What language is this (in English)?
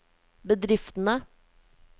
Norwegian